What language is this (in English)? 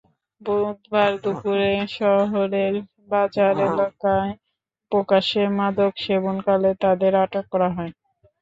Bangla